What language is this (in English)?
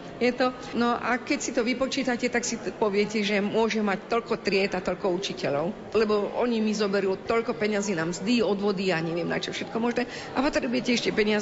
Slovak